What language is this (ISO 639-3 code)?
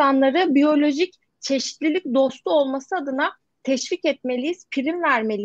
tur